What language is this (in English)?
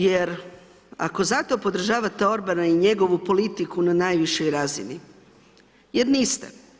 Croatian